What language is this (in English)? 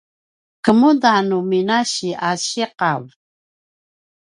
Paiwan